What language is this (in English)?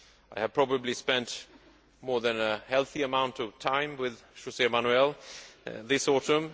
English